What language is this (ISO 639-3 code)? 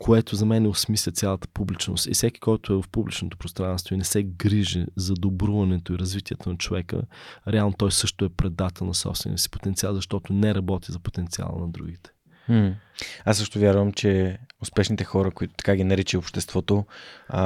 bul